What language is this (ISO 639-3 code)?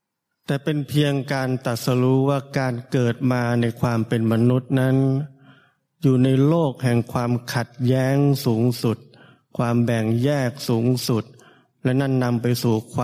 tha